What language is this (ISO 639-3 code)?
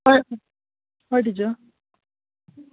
kok